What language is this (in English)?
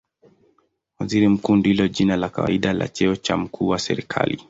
Swahili